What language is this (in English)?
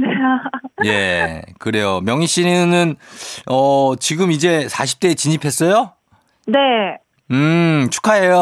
Korean